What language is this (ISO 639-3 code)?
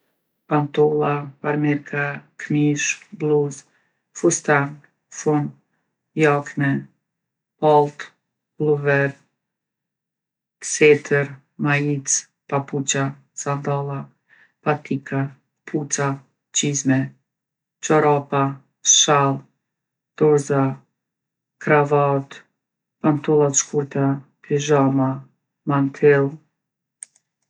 aln